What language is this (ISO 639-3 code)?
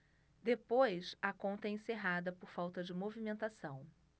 por